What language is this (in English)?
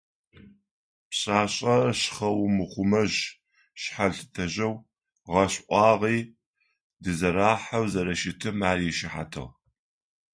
Adyghe